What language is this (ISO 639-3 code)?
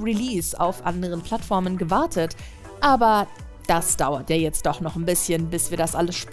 deu